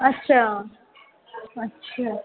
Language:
Sindhi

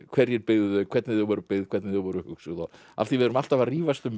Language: Icelandic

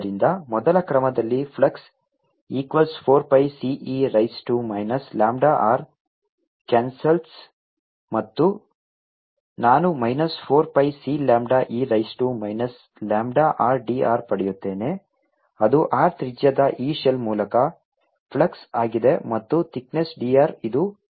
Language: Kannada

